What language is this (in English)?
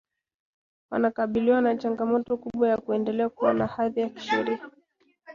Swahili